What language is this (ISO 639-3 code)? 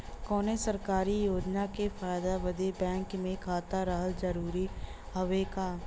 bho